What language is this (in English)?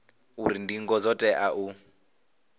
Venda